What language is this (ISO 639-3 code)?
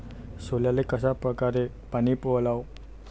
mar